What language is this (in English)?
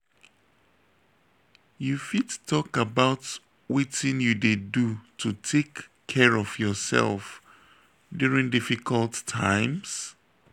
Nigerian Pidgin